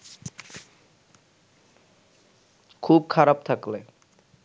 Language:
Bangla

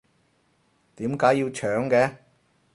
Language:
Cantonese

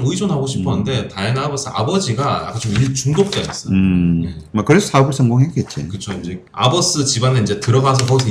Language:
Korean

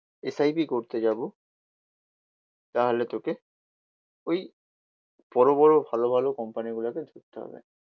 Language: Bangla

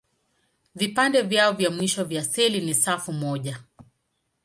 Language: Swahili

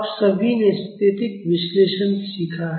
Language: Hindi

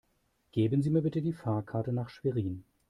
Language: German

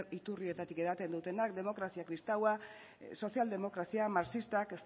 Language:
Basque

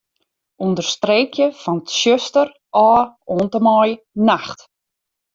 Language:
Western Frisian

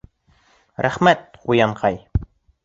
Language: Bashkir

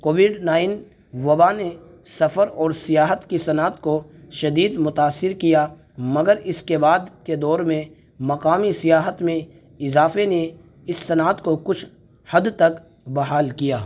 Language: Urdu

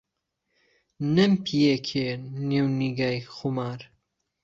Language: Central Kurdish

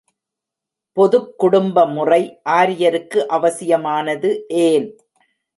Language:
Tamil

